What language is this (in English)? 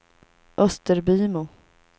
Swedish